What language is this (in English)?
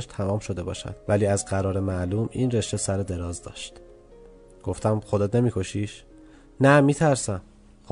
Persian